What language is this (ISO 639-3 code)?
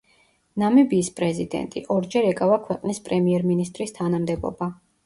kat